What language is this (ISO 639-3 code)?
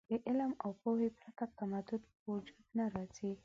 pus